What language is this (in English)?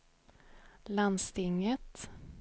Swedish